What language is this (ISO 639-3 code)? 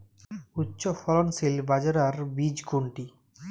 ben